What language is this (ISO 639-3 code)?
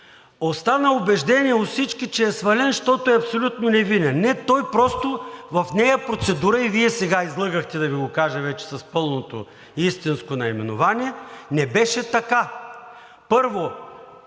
bul